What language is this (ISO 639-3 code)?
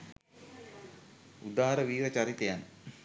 sin